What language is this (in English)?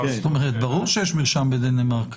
Hebrew